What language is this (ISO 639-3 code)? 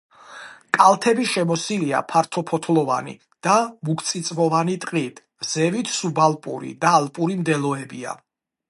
kat